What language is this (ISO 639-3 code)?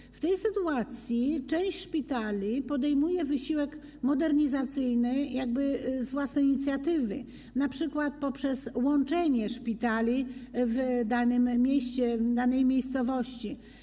pol